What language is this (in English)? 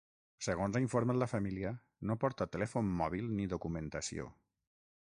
Catalan